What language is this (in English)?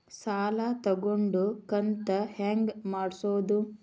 Kannada